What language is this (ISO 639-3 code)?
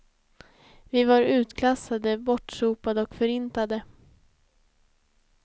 swe